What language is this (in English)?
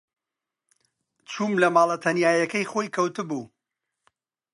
Central Kurdish